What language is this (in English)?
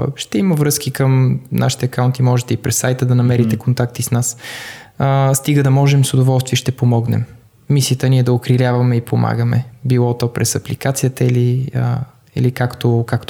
Bulgarian